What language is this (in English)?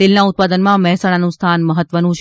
Gujarati